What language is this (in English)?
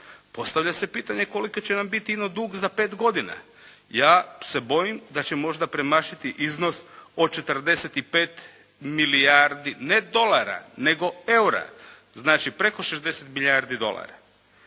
Croatian